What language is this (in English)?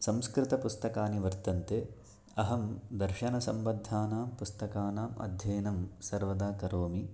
Sanskrit